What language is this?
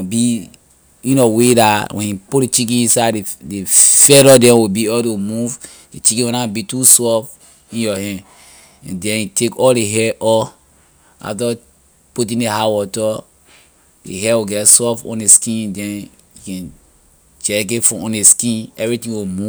Liberian English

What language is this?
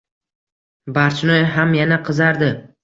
Uzbek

